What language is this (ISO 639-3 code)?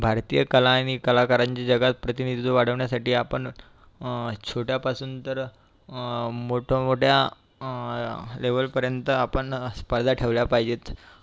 mar